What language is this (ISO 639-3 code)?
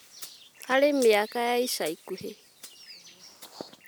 kik